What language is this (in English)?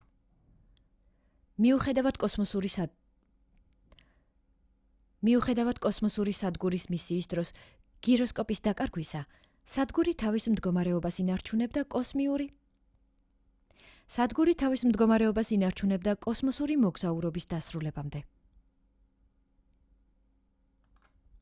Georgian